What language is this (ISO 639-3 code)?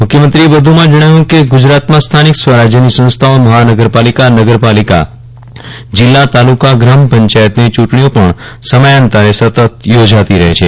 guj